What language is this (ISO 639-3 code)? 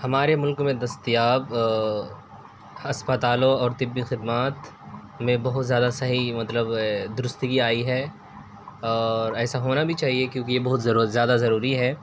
urd